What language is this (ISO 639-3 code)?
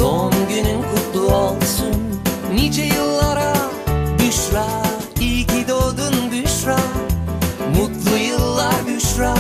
tur